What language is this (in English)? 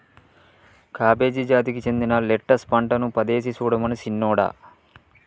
Telugu